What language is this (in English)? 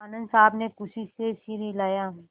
Hindi